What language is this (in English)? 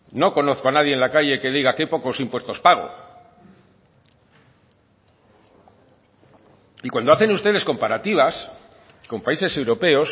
Spanish